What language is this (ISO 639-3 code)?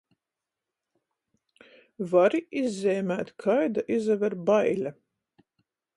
ltg